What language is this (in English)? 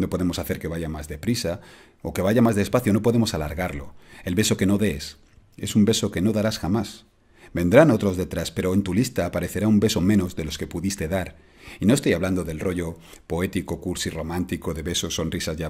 Spanish